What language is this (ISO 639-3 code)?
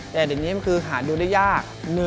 tha